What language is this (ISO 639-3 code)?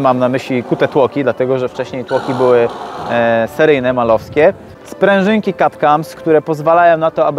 pol